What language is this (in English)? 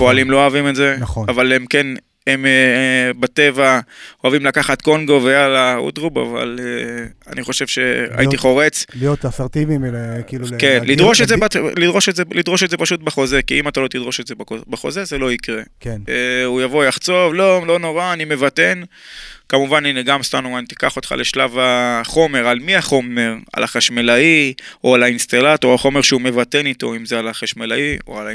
Hebrew